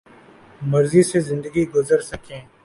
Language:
Urdu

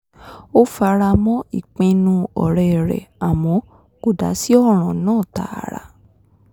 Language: Yoruba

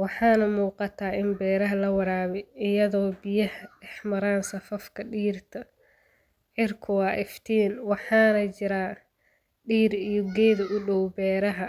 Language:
Somali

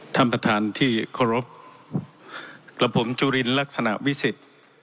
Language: Thai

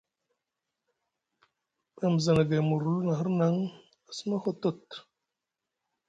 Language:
Musgu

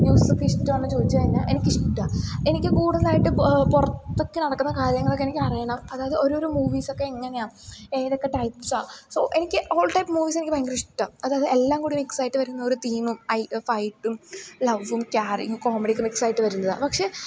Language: Malayalam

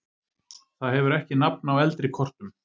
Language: Icelandic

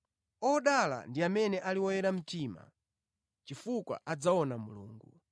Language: Nyanja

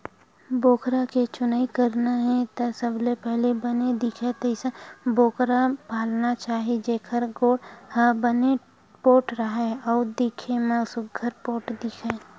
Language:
Chhattisgarhi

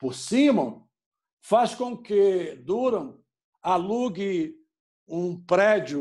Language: Portuguese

